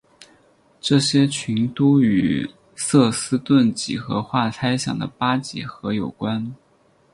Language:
Chinese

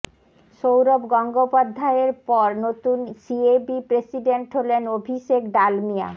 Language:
Bangla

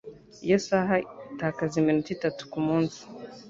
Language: Kinyarwanda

